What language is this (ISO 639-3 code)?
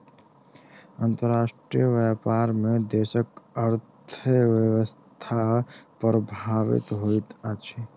mai